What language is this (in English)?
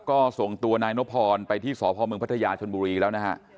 Thai